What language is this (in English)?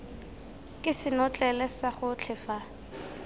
Tswana